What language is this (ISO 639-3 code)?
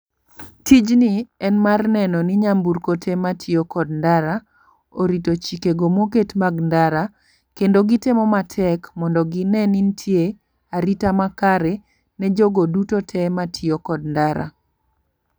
luo